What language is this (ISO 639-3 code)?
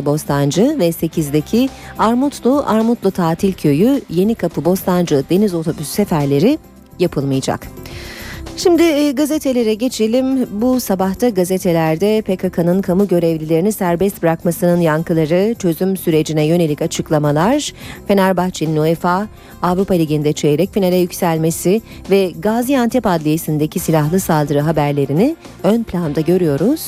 tur